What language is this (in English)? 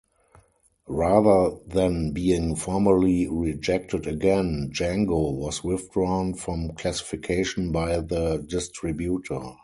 English